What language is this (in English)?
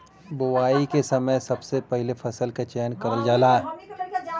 Bhojpuri